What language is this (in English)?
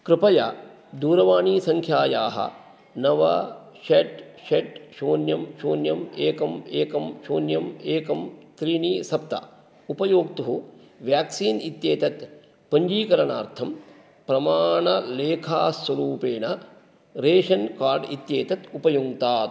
Sanskrit